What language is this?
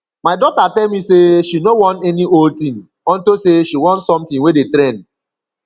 Nigerian Pidgin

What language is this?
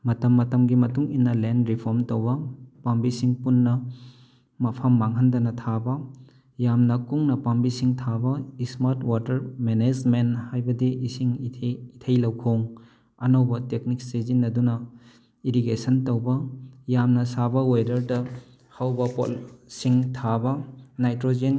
Manipuri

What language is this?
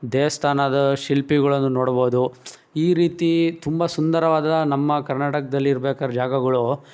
Kannada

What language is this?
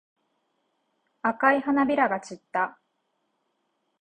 Japanese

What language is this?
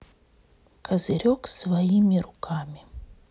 Russian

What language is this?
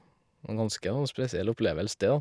Norwegian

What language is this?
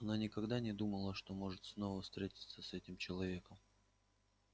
Russian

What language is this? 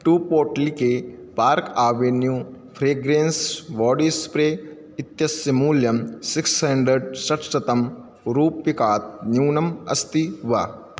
Sanskrit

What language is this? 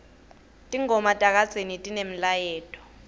Swati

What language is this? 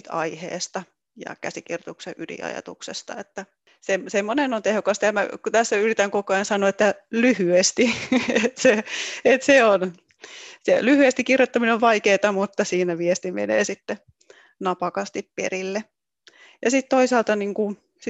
Finnish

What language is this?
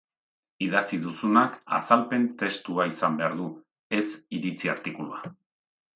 Basque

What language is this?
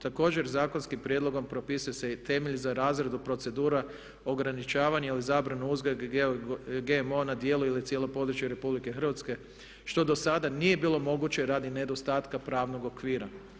Croatian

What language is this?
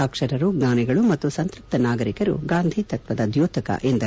Kannada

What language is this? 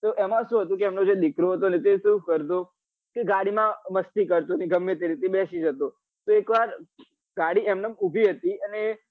Gujarati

